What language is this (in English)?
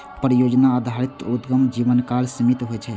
Maithili